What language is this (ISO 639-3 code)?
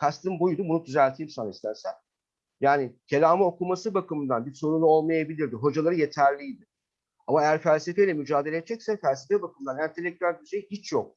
tur